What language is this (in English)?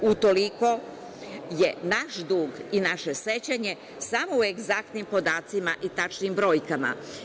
Serbian